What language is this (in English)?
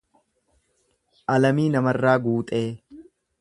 Oromo